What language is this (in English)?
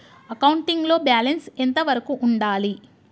Telugu